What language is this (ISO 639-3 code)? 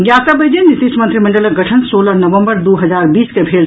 mai